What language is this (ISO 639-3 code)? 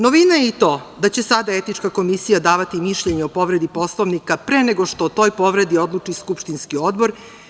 srp